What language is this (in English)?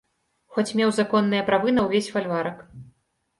Belarusian